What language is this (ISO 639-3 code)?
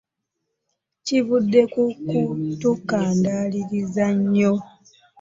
lug